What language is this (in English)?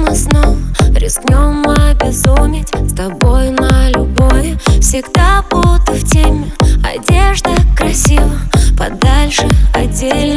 Russian